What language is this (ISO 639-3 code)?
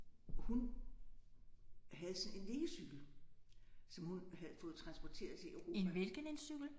dan